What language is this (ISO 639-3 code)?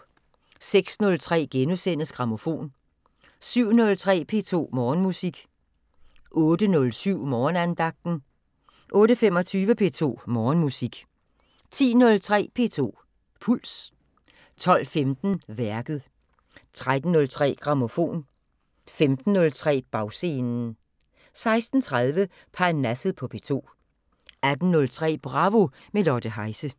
dan